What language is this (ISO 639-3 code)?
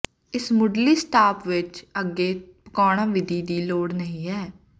pan